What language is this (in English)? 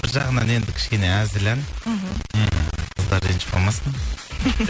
Kazakh